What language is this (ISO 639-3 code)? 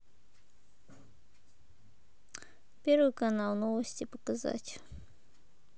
rus